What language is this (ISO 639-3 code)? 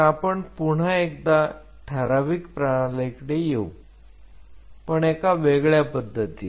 mar